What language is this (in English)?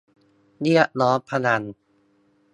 Thai